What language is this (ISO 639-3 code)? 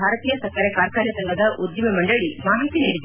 kan